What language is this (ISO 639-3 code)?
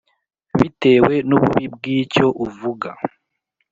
kin